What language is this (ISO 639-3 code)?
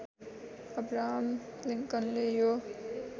nep